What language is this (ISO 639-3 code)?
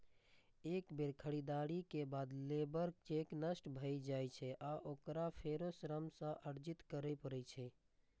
mai